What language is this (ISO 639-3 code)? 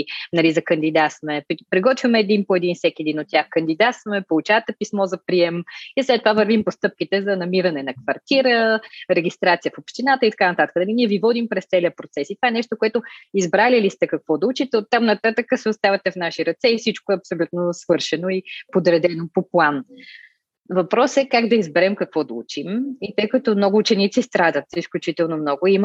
bul